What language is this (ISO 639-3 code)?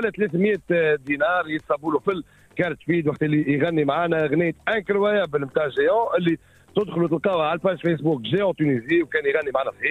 ara